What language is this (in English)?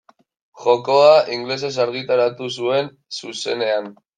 Basque